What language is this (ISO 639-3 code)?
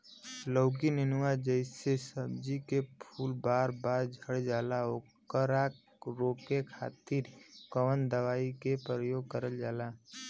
bho